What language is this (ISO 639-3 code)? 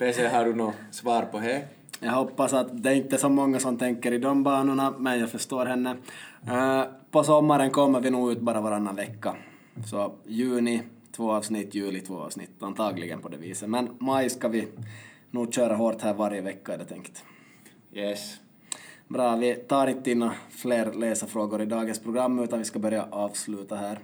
swe